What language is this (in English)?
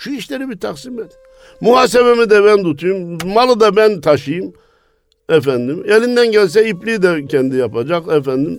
Turkish